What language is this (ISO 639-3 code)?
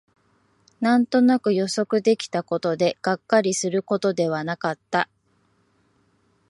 jpn